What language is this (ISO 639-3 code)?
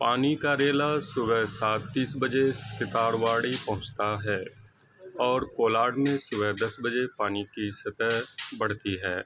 urd